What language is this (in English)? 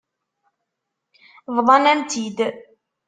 Kabyle